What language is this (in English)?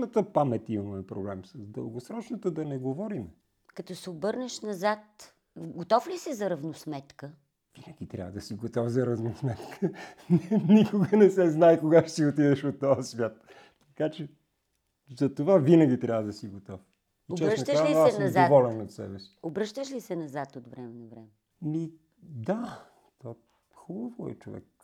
Bulgarian